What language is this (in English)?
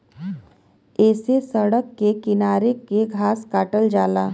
Bhojpuri